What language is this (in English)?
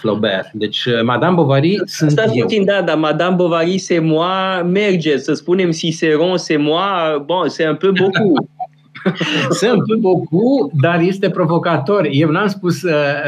Romanian